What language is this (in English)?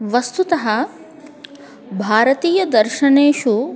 Sanskrit